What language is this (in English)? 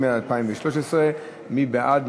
Hebrew